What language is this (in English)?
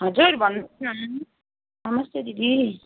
Nepali